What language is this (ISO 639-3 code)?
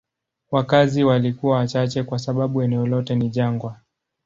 swa